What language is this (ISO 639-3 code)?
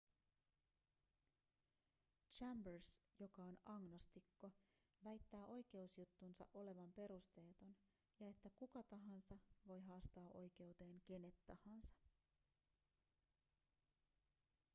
fin